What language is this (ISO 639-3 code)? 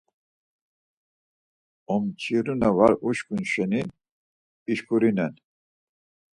lzz